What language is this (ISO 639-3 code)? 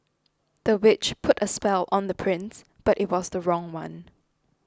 eng